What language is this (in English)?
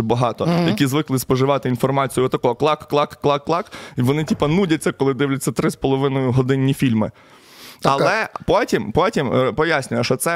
Ukrainian